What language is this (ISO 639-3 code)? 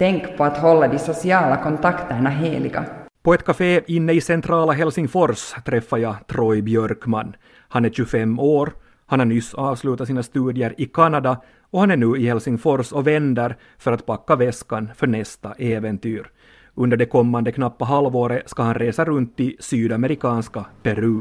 swe